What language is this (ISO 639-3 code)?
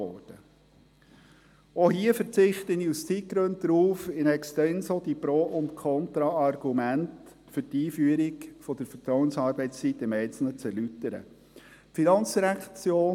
gsw